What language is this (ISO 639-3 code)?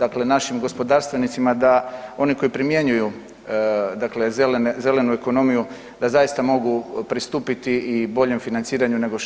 hrv